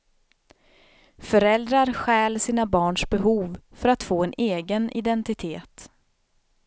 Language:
Swedish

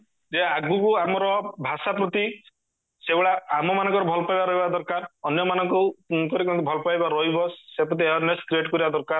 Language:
Odia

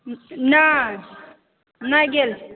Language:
Maithili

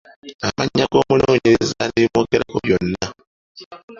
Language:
Ganda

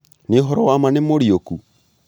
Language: Kikuyu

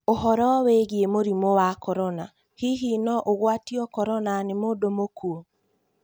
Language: Kikuyu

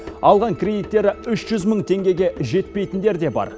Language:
Kazakh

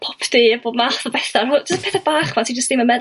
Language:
Welsh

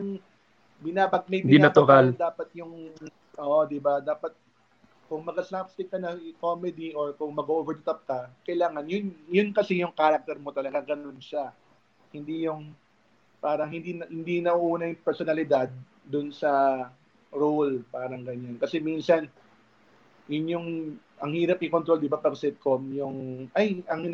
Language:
Filipino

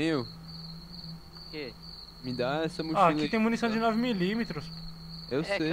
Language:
Portuguese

